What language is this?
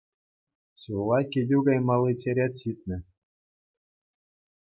Chuvash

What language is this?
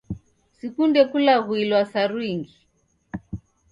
Taita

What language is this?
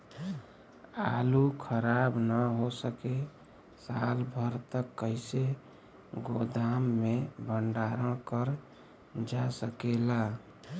Bhojpuri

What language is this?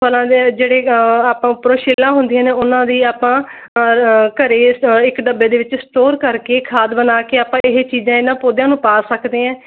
Punjabi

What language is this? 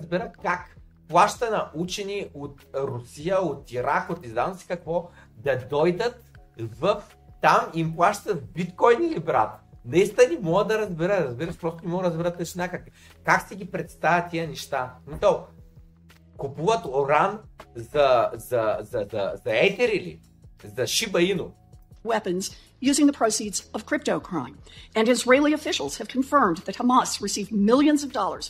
Bulgarian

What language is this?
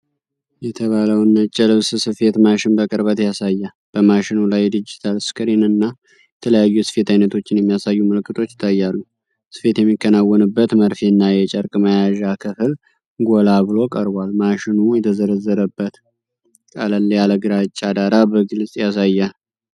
Amharic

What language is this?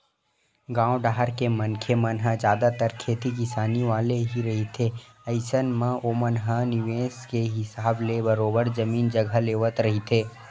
Chhattisgarhi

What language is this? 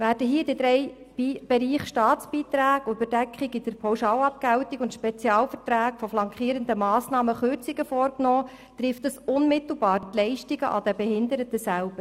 Swiss German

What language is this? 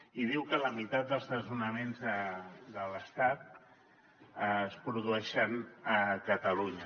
Catalan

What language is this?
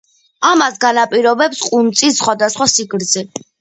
Georgian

